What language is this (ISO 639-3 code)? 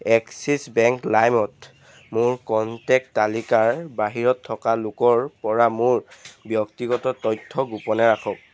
asm